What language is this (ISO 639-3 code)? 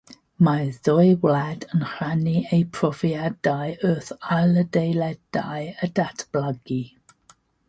cym